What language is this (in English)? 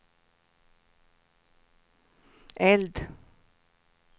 Swedish